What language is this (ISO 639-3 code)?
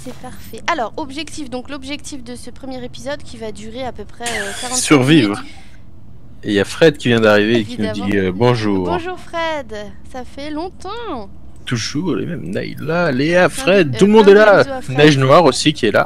fra